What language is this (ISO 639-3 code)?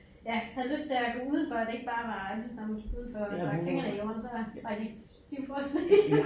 dan